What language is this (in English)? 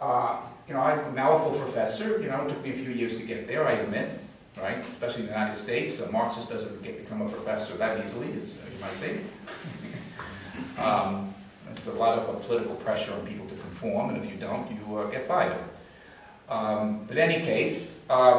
English